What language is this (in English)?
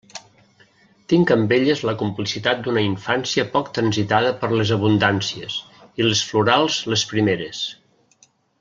Catalan